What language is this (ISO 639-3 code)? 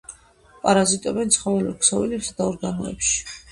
kat